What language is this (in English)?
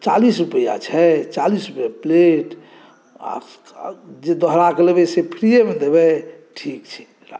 Maithili